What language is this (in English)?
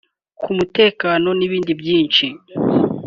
Kinyarwanda